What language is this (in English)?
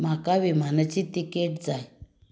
Konkani